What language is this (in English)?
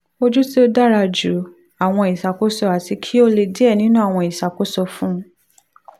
Yoruba